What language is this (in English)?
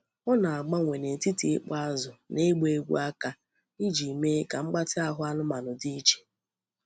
Igbo